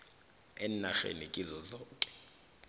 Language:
South Ndebele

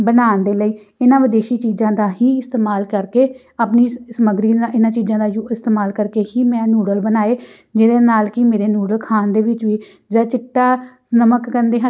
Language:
Punjabi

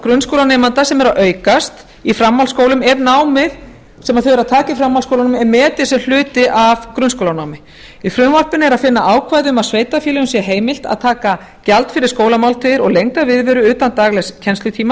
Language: Icelandic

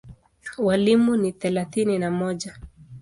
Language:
Swahili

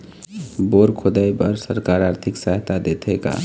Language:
Chhattisgarhi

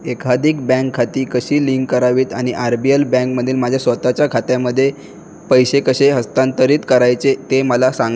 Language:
Marathi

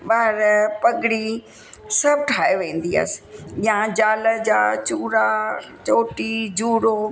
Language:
Sindhi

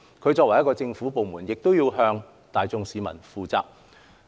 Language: Cantonese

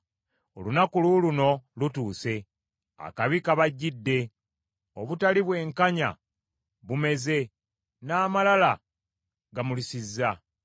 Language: Ganda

